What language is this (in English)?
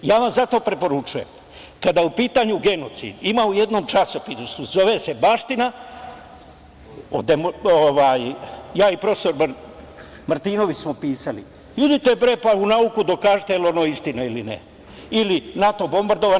Serbian